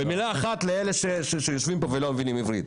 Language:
Hebrew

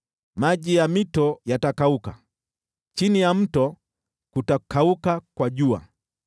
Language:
Swahili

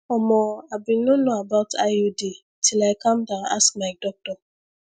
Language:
Nigerian Pidgin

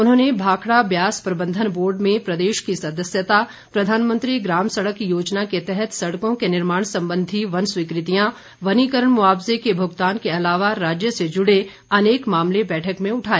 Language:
Hindi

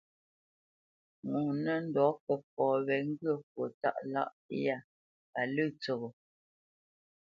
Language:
Bamenyam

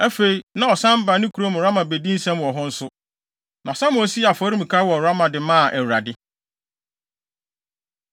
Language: Akan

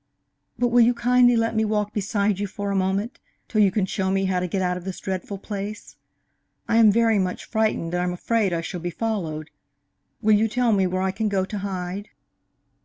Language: English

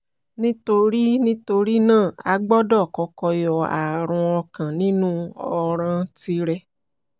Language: Yoruba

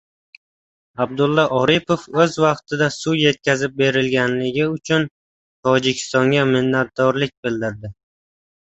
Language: Uzbek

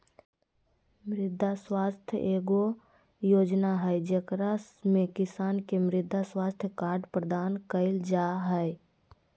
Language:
Magahi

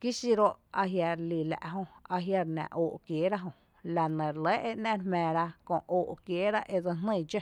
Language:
Tepinapa Chinantec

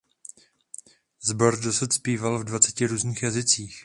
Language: Czech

